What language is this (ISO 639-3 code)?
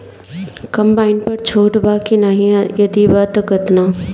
bho